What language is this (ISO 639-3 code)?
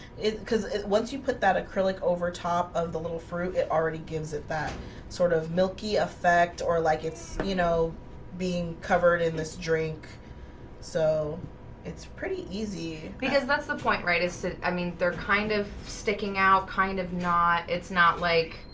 eng